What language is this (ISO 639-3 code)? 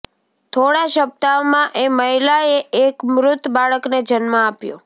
guj